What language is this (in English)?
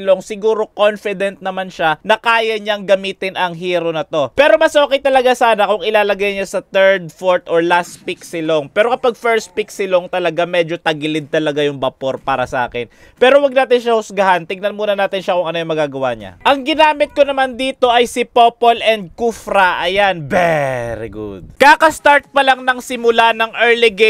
Filipino